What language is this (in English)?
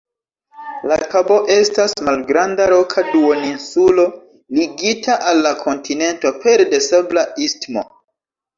Esperanto